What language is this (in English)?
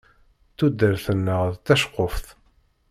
Kabyle